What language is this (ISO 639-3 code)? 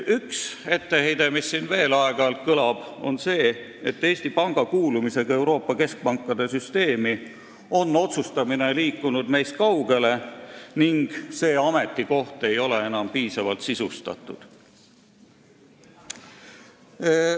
est